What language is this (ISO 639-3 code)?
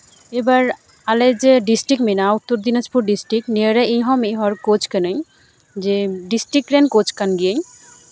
sat